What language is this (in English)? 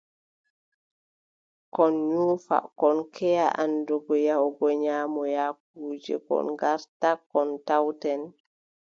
Adamawa Fulfulde